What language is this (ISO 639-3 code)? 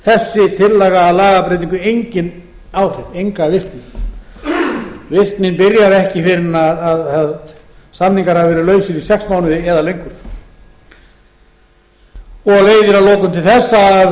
isl